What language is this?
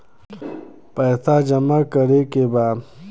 Bhojpuri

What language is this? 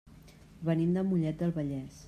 Catalan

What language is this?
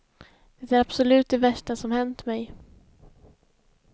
Swedish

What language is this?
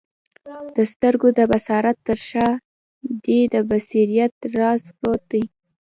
Pashto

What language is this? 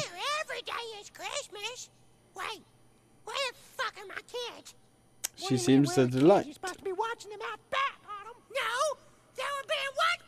English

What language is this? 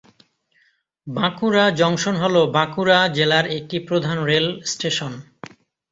Bangla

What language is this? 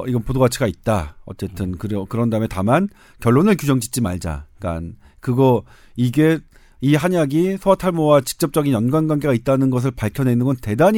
Korean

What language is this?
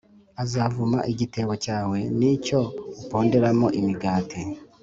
Kinyarwanda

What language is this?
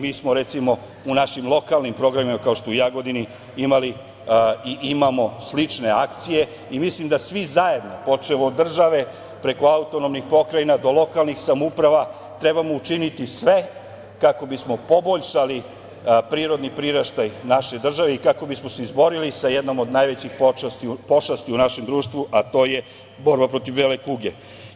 Serbian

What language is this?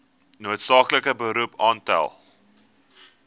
Afrikaans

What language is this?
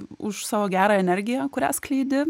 Lithuanian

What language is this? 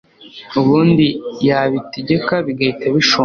Kinyarwanda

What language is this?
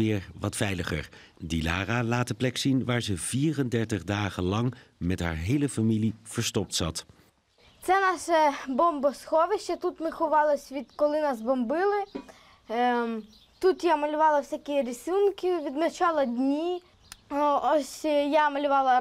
Dutch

